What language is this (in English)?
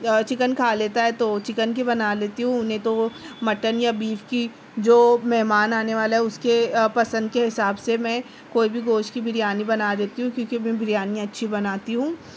Urdu